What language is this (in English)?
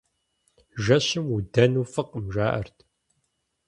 Kabardian